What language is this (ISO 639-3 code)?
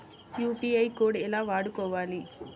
tel